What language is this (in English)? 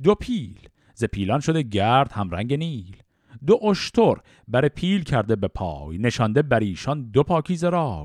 Persian